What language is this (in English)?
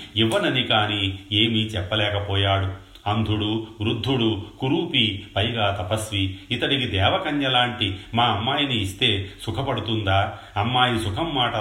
Telugu